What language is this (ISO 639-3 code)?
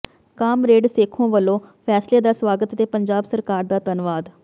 pan